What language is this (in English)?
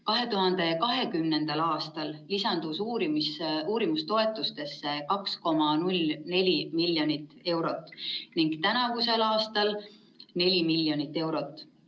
Estonian